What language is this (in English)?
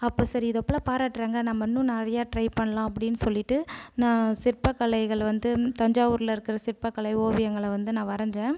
Tamil